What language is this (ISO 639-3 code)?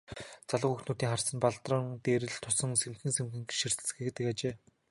mon